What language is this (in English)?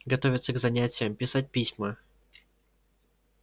Russian